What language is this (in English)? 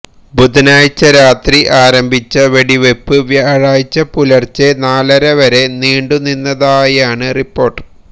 Malayalam